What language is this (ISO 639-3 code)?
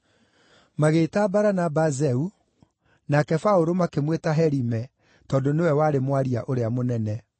kik